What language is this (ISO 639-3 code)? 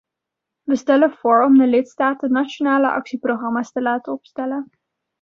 nld